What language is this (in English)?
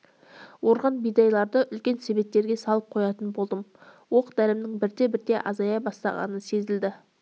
Kazakh